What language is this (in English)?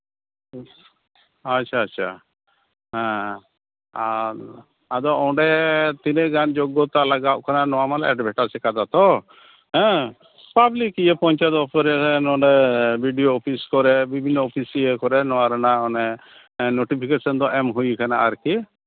Santali